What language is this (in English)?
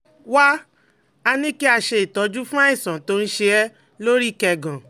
Yoruba